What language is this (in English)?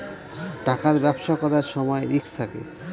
Bangla